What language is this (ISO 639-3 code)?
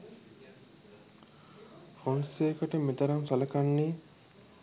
sin